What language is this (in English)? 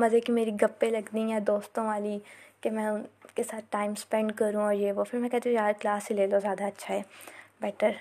Urdu